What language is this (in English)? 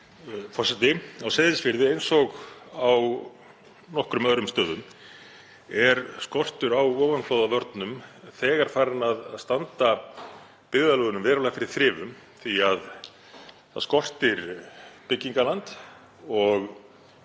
Icelandic